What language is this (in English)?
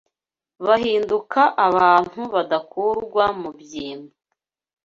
Kinyarwanda